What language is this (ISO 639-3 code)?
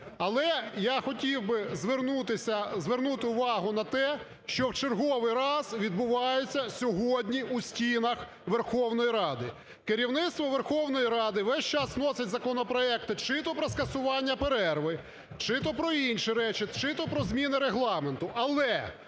ukr